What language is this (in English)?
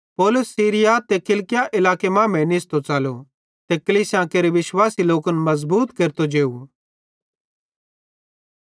Bhadrawahi